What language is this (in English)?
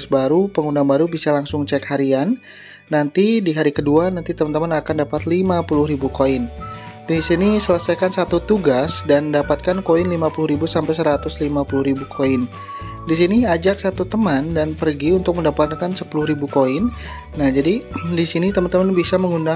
Indonesian